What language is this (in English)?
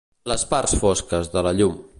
Catalan